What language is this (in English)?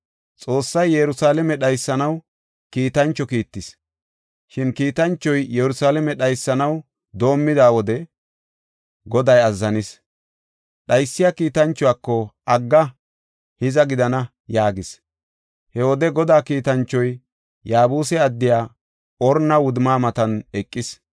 Gofa